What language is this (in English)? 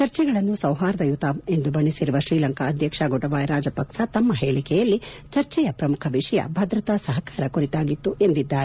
Kannada